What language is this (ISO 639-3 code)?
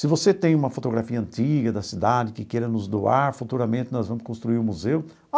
por